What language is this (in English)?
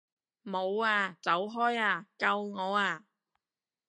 Cantonese